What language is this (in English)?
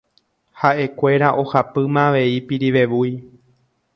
Guarani